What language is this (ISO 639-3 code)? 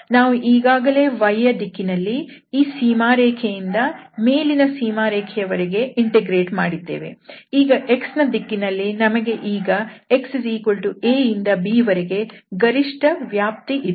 kan